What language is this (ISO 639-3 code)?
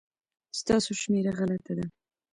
pus